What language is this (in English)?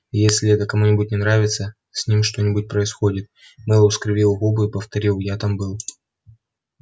Russian